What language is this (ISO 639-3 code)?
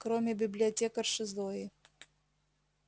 rus